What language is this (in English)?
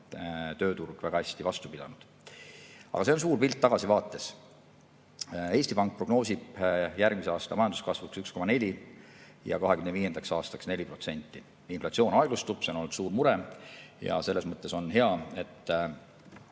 Estonian